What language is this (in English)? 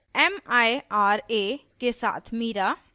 Hindi